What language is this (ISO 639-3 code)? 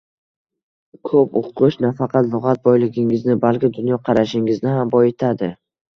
uzb